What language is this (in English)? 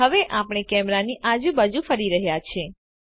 Gujarati